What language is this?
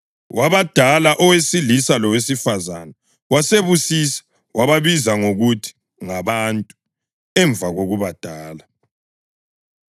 North Ndebele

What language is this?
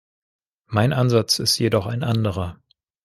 German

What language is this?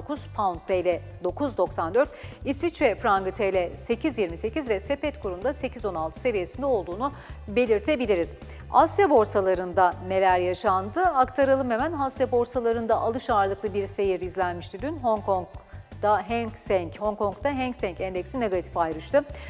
Turkish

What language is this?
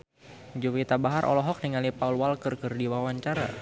Sundanese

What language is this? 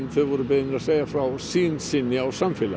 Icelandic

